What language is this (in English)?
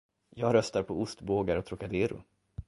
Swedish